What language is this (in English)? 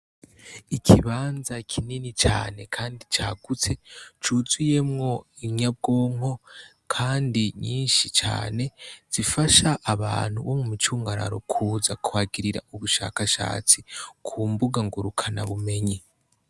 Rundi